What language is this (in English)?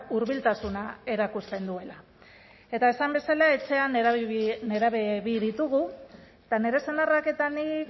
Basque